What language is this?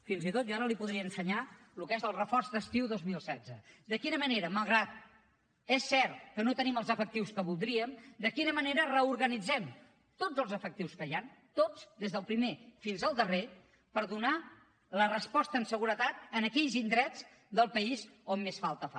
Catalan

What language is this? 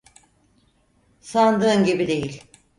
Turkish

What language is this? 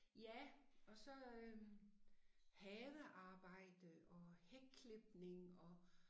Danish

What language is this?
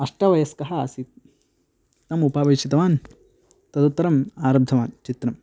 Sanskrit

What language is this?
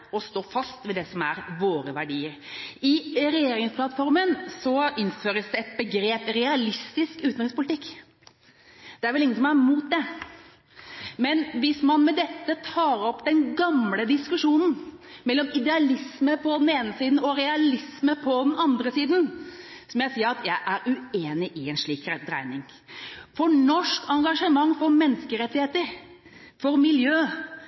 Norwegian Bokmål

